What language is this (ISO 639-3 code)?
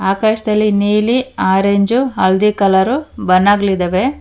kan